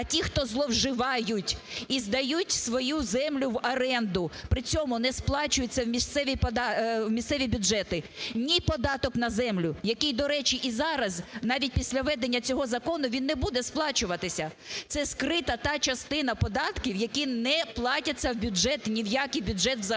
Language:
Ukrainian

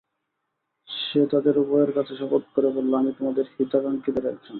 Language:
Bangla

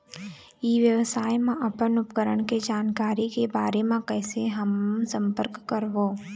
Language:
Chhattisgarhi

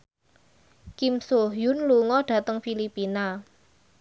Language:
Javanese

